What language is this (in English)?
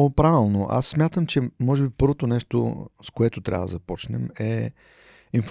Bulgarian